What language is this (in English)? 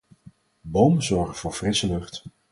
Dutch